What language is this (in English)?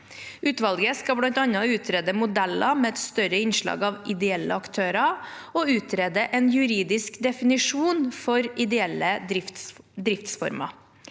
Norwegian